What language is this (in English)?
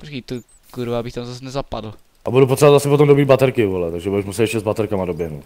Czech